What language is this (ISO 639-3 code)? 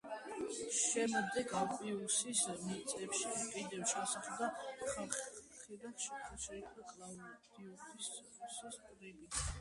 kat